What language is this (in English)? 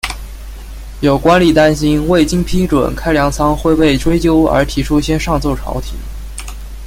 Chinese